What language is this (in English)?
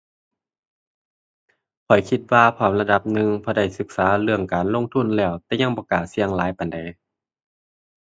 Thai